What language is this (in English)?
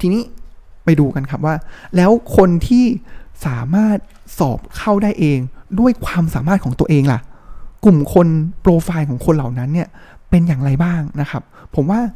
Thai